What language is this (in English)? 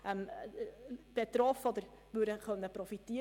Swiss German